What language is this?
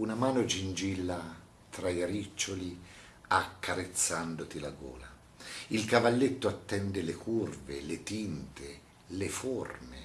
Italian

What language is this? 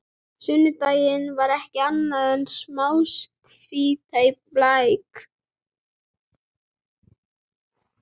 Icelandic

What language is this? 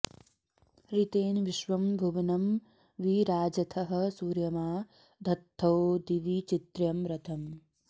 Sanskrit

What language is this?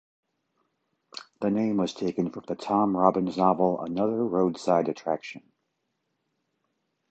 English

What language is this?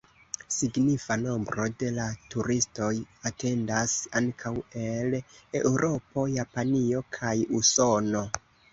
Esperanto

